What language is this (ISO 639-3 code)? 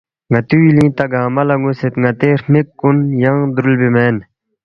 bft